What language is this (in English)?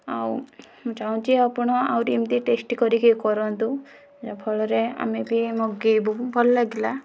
Odia